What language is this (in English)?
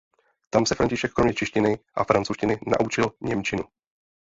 Czech